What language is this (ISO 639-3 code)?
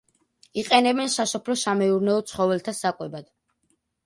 kat